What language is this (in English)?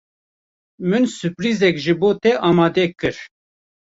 Kurdish